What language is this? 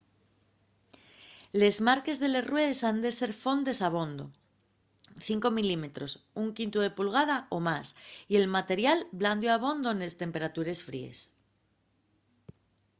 Asturian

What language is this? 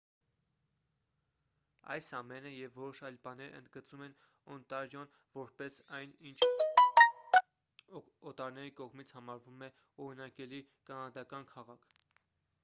Armenian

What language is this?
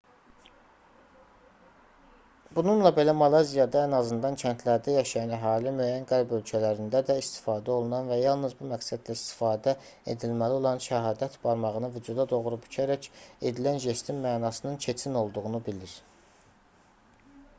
Azerbaijani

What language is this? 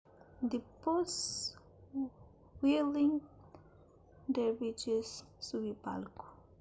Kabuverdianu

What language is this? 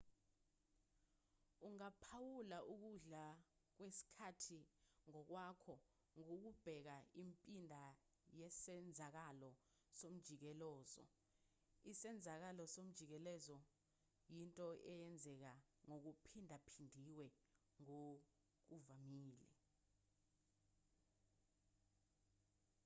Zulu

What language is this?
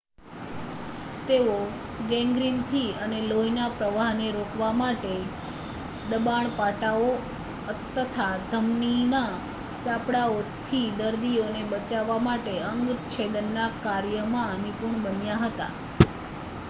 Gujarati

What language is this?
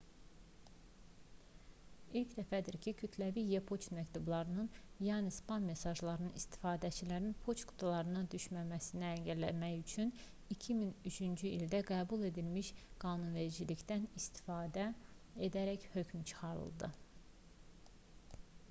Azerbaijani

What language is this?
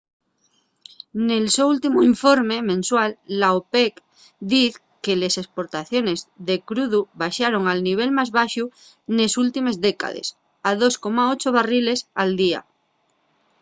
Asturian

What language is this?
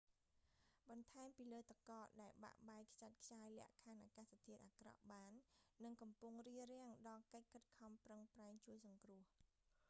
Khmer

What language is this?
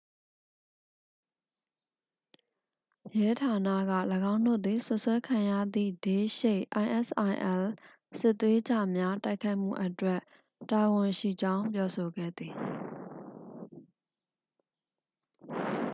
Burmese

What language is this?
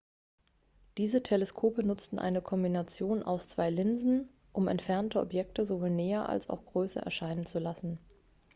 German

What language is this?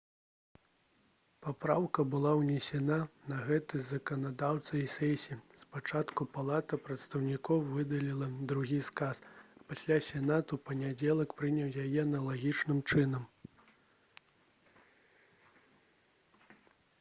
Belarusian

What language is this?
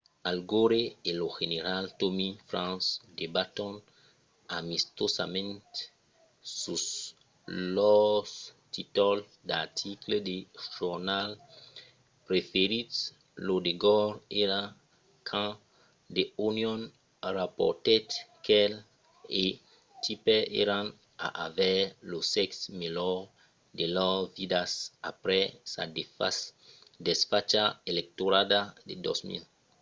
Occitan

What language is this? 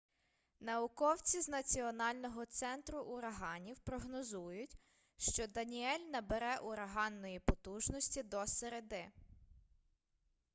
Ukrainian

